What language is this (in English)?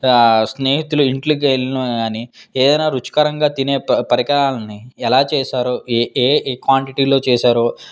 Telugu